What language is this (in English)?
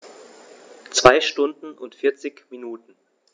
German